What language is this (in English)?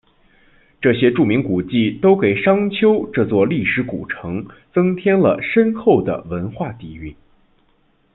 Chinese